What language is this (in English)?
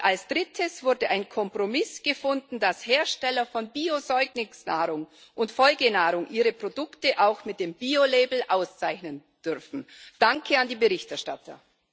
German